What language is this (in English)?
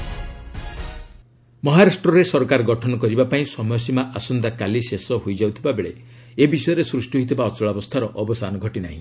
Odia